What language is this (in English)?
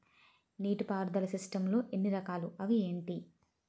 Telugu